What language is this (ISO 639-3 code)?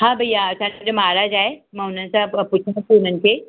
snd